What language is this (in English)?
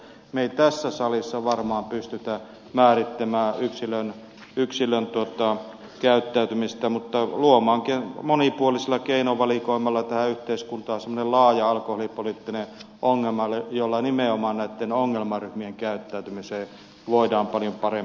Finnish